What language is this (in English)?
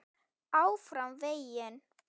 Icelandic